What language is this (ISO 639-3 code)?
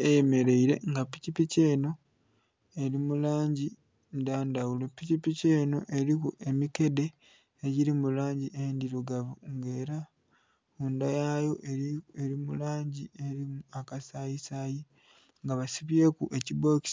xog